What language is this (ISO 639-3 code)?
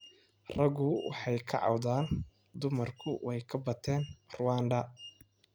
som